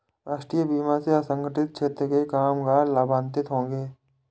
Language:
Hindi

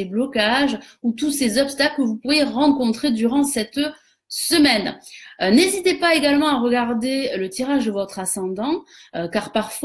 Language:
French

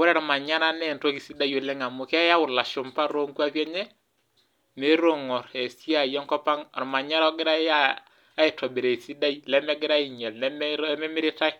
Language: Masai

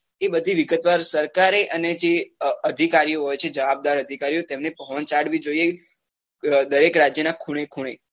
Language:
Gujarati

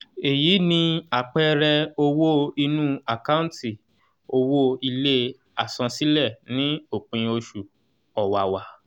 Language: Yoruba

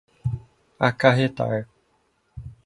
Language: Portuguese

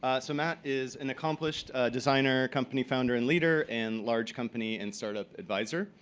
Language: English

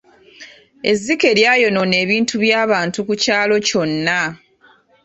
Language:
Ganda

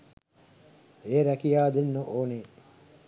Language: Sinhala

